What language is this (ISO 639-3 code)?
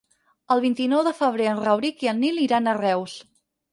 cat